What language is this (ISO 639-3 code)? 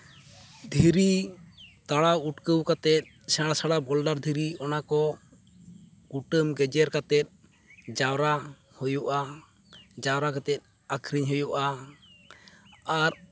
sat